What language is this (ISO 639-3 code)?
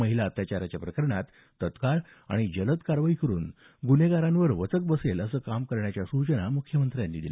mar